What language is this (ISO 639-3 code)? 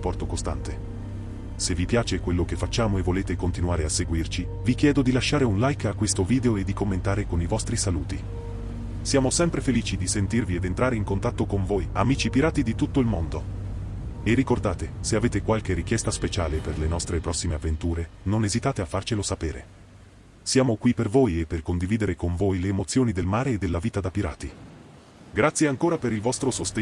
ita